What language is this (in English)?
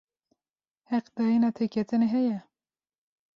Kurdish